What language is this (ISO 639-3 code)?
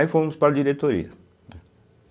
por